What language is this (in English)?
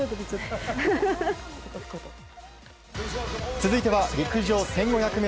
Japanese